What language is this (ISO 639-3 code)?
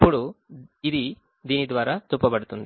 tel